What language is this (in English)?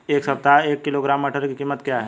Hindi